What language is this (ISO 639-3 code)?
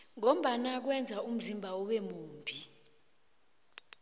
nbl